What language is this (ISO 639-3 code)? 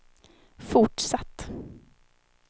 swe